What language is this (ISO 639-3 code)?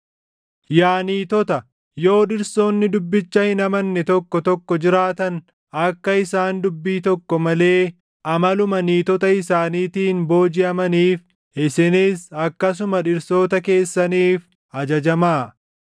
orm